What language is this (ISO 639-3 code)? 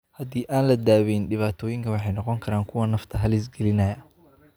som